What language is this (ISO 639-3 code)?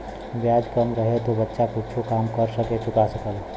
bho